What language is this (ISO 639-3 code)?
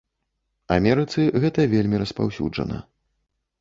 bel